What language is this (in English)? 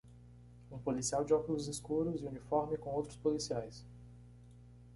Portuguese